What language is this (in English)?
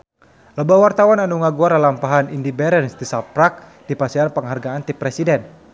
Sundanese